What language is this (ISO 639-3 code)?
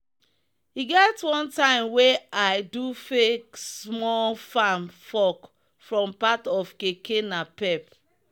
pcm